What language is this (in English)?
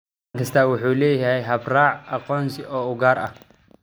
Somali